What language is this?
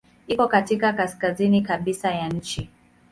Swahili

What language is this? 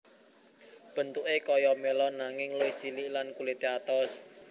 Javanese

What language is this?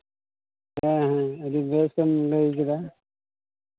Santali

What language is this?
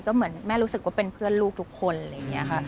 Thai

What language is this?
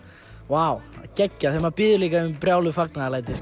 Icelandic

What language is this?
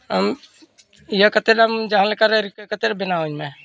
Santali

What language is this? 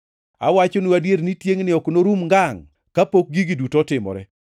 Luo (Kenya and Tanzania)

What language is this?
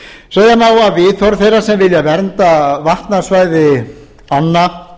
Icelandic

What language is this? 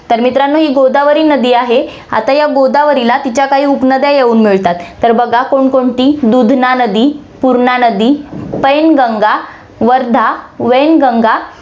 Marathi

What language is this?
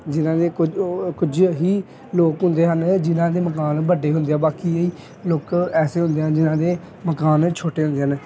Punjabi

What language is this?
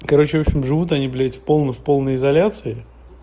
Russian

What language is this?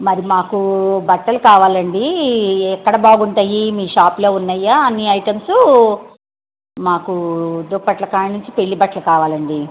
Telugu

